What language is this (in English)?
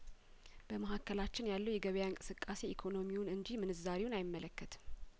Amharic